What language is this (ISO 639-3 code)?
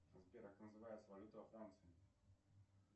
rus